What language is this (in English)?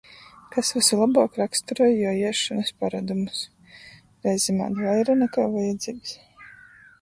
Latgalian